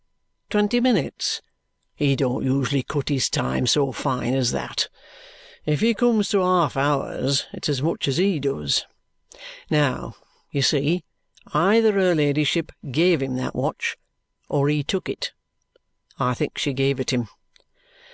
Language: English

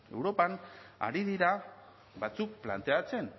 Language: Basque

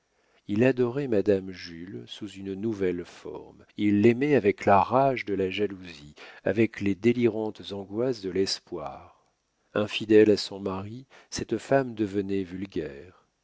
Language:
French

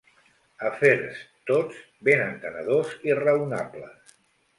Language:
Catalan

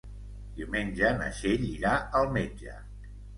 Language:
Catalan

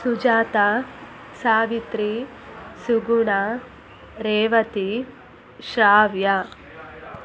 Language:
Kannada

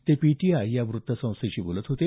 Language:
Marathi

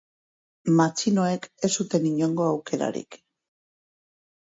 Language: Basque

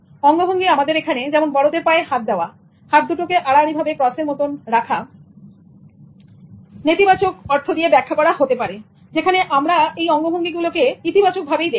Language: Bangla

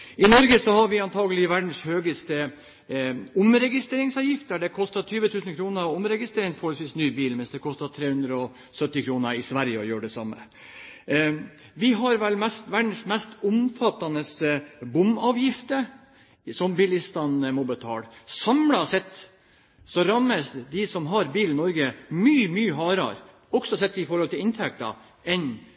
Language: Norwegian Bokmål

